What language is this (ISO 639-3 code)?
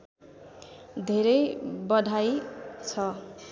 nep